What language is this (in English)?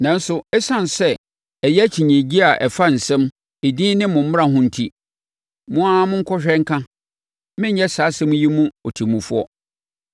Akan